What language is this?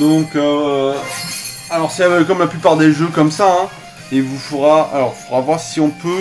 French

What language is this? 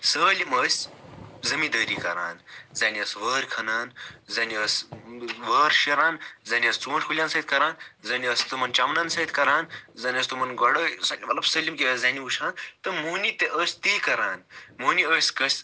Kashmiri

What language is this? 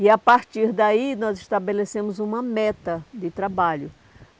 Portuguese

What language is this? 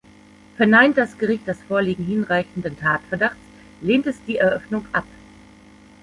German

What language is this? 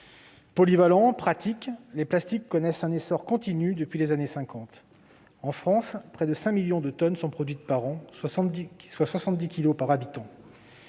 French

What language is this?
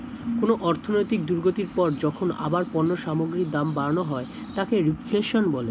Bangla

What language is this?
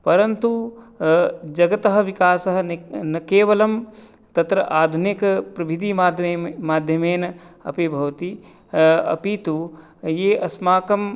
Sanskrit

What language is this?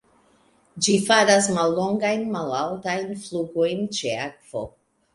Esperanto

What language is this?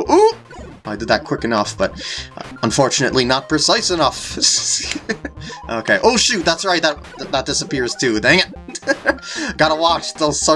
English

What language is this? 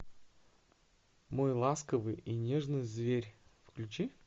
Russian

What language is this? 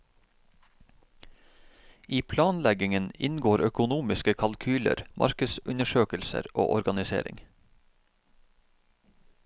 Norwegian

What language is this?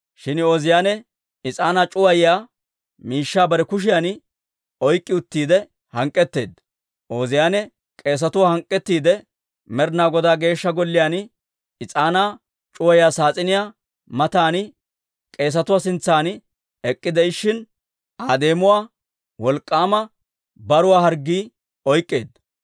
Dawro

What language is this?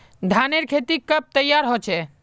Magahi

